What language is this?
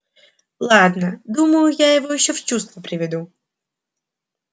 Russian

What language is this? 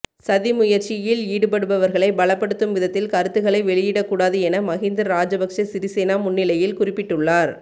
Tamil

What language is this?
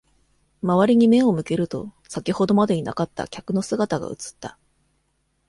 Japanese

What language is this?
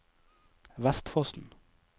Norwegian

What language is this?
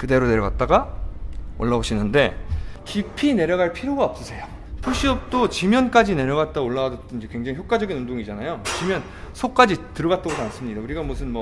Korean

